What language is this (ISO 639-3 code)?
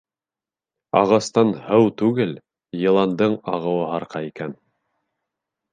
bak